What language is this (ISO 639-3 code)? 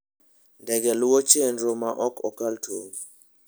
luo